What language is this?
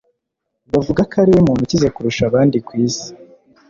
Kinyarwanda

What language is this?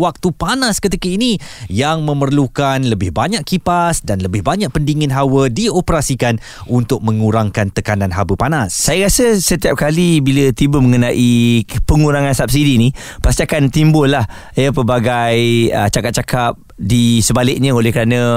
Malay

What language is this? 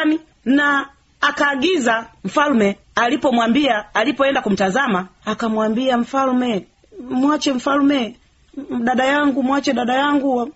Swahili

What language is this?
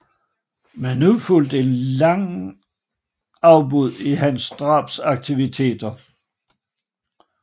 Danish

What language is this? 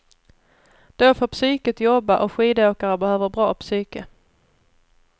Swedish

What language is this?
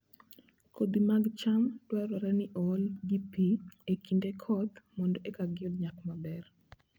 Luo (Kenya and Tanzania)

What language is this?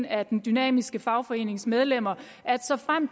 Danish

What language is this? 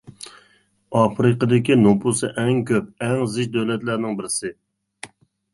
Uyghur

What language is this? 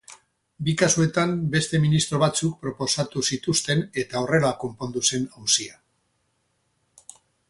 Basque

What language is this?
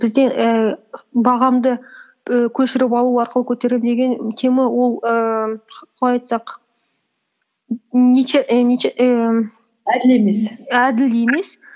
Kazakh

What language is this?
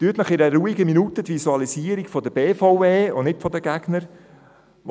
Swiss German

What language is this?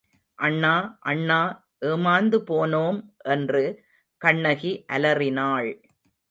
Tamil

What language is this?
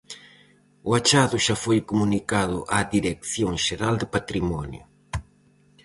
Galician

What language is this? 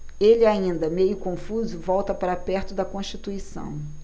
Portuguese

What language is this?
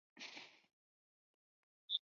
Chinese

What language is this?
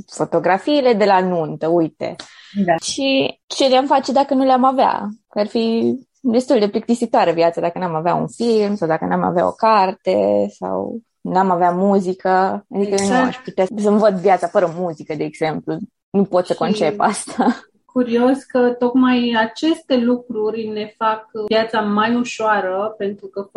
Romanian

